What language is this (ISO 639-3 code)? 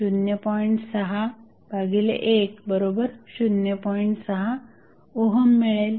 mar